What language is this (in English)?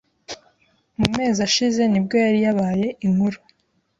Kinyarwanda